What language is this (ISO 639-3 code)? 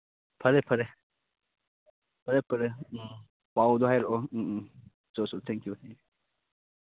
mni